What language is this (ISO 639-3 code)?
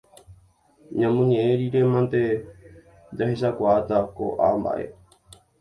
grn